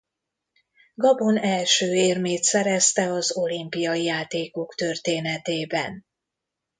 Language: Hungarian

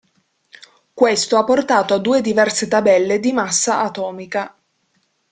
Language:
Italian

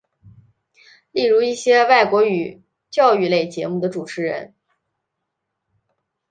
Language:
Chinese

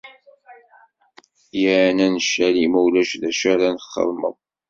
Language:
Kabyle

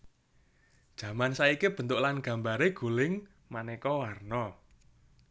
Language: Javanese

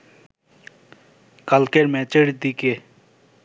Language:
Bangla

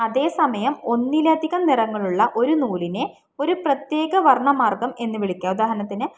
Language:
Malayalam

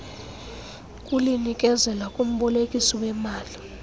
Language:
Xhosa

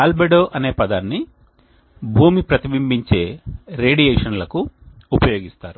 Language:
Telugu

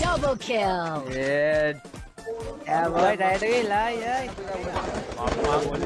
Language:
English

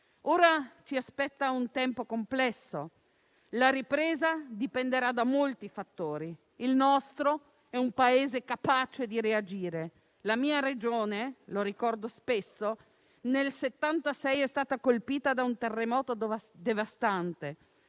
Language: Italian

